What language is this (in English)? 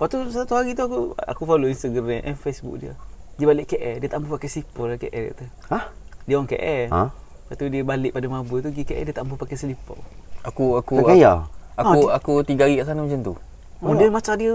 Malay